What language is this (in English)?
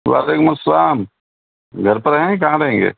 Urdu